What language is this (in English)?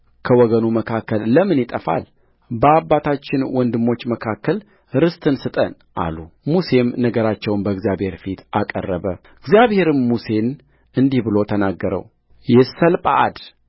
Amharic